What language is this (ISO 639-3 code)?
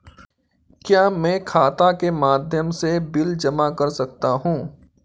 hin